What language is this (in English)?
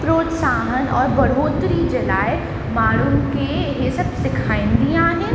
Sindhi